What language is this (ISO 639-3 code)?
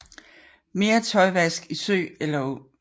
dan